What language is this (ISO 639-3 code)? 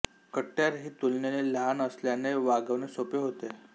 mar